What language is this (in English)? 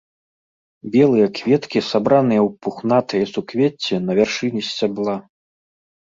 Belarusian